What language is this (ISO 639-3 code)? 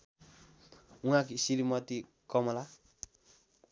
nep